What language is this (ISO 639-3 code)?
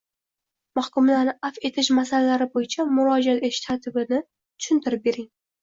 uzb